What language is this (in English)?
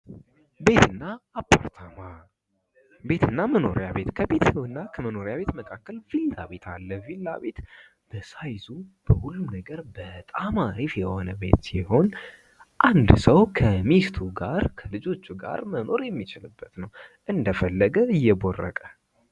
Amharic